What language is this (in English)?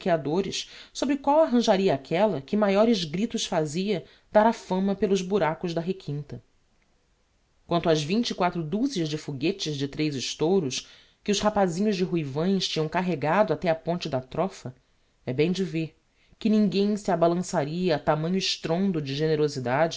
Portuguese